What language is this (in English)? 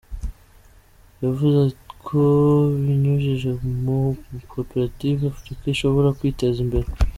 Kinyarwanda